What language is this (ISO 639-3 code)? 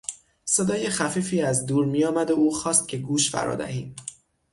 fas